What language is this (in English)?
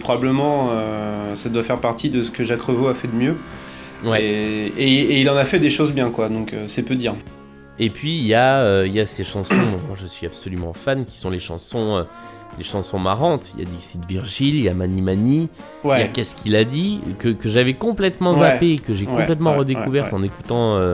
French